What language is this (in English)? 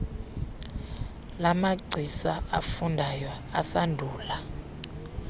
Xhosa